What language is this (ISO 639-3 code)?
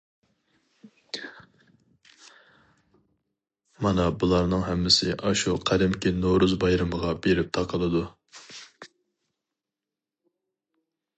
uig